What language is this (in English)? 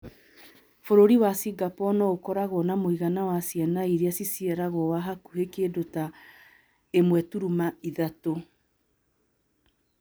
Kikuyu